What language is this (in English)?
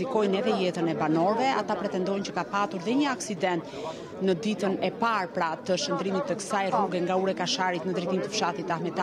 Romanian